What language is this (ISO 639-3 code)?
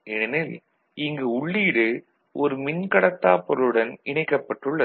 tam